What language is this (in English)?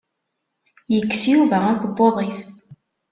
Kabyle